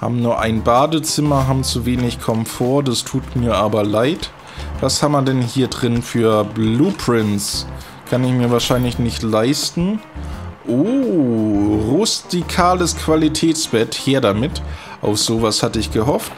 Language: German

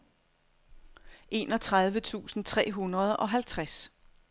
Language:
Danish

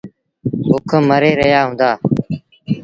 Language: Sindhi Bhil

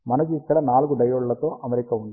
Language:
Telugu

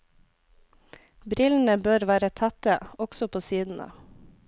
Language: Norwegian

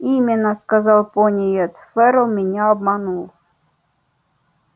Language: Russian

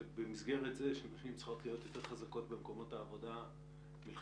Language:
Hebrew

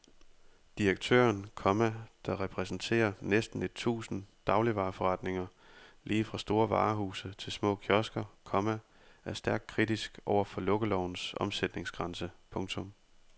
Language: Danish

